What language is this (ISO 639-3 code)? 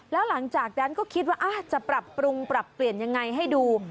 tha